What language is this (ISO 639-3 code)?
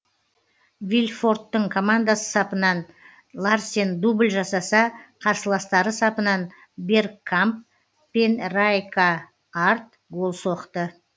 kaz